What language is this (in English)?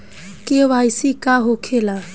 Bhojpuri